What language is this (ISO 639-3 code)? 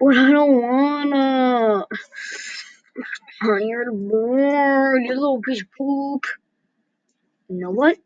eng